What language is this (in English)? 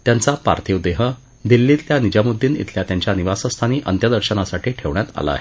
Marathi